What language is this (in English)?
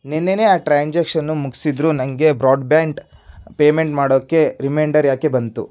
Kannada